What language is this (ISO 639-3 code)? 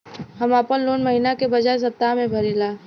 bho